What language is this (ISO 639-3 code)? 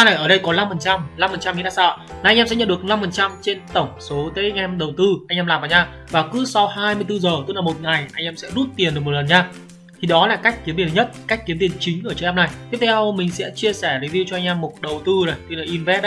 vie